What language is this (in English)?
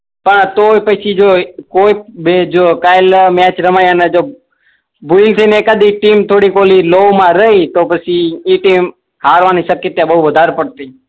Gujarati